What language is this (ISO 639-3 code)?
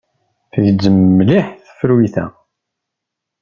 kab